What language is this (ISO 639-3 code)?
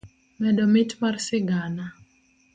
luo